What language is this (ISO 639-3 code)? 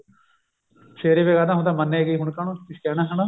pan